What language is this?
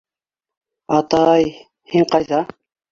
Bashkir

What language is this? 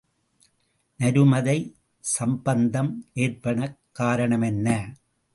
Tamil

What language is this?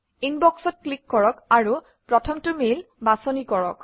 Assamese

